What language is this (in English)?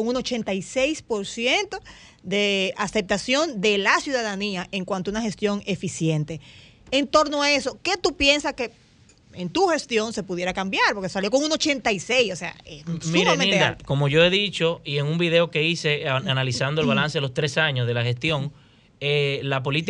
Spanish